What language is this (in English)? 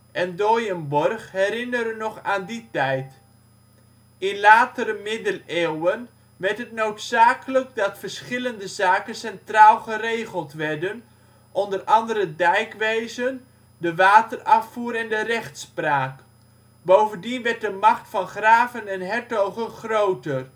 Dutch